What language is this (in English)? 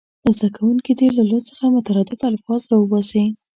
Pashto